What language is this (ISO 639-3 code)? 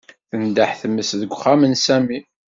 kab